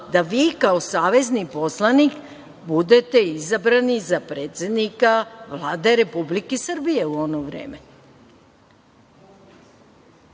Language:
Serbian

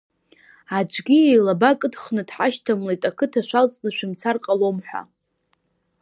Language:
Abkhazian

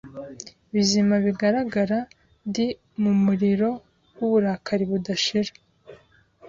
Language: Kinyarwanda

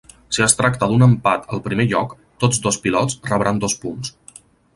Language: Catalan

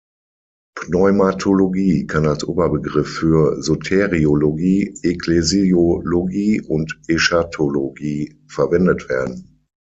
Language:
German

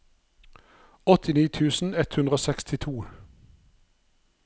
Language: Norwegian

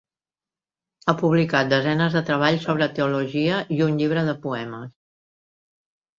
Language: Catalan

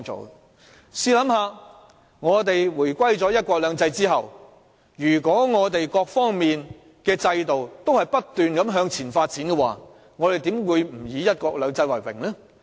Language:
Cantonese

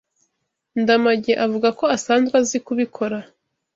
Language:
Kinyarwanda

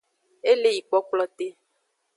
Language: Aja (Benin)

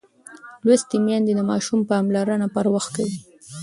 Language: Pashto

